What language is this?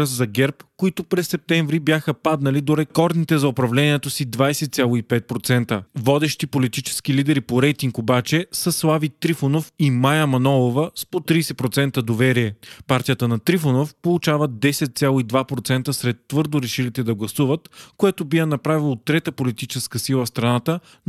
Bulgarian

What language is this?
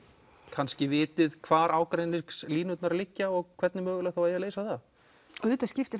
Icelandic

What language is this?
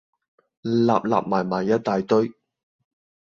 Cantonese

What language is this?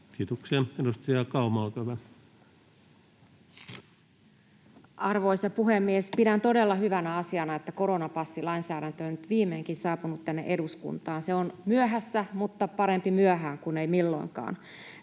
Finnish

